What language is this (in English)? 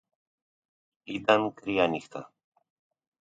Greek